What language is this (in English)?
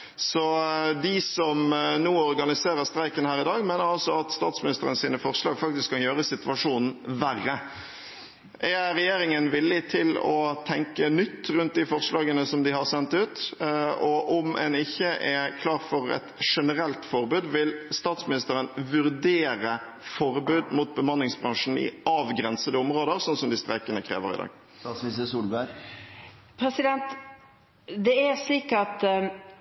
Norwegian Bokmål